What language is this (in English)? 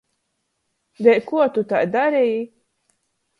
Latgalian